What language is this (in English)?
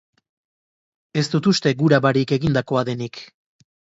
Basque